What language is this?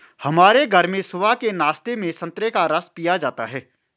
Hindi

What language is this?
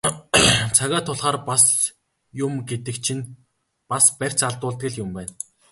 Mongolian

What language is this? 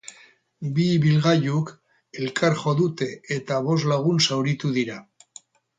Basque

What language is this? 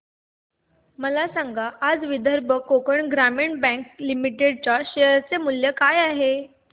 Marathi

